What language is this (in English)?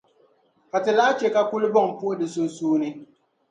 Dagbani